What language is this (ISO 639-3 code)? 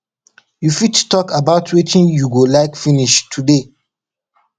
pcm